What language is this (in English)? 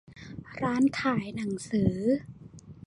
Thai